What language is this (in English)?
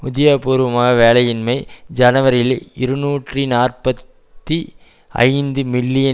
Tamil